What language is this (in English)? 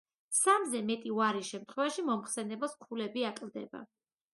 Georgian